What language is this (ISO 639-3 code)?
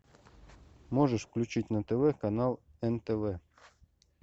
rus